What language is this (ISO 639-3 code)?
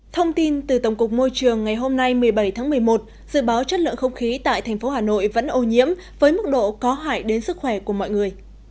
vie